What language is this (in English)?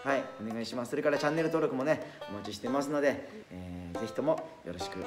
Japanese